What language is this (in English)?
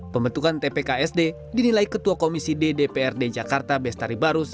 Indonesian